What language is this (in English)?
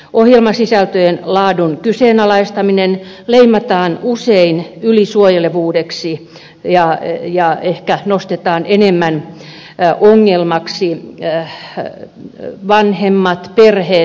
Finnish